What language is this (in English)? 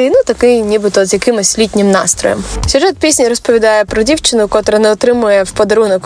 Ukrainian